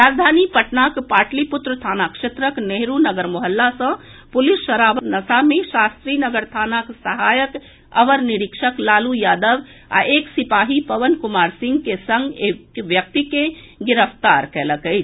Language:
Maithili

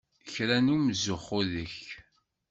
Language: Kabyle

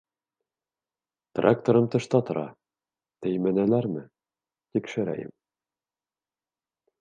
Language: Bashkir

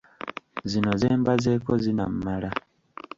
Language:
Ganda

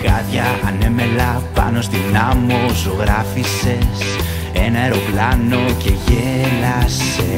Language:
Greek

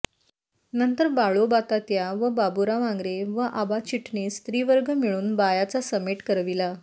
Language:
Marathi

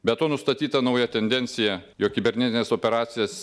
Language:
Lithuanian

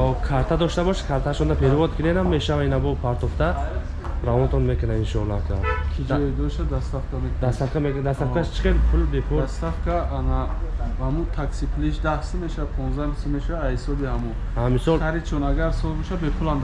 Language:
Turkish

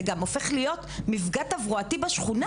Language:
Hebrew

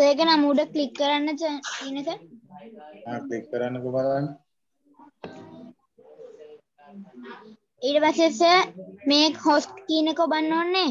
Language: Thai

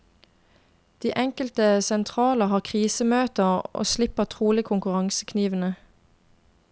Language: Norwegian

